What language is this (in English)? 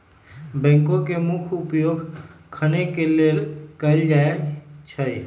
Magahi